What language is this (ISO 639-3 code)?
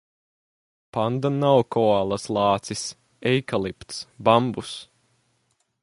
lav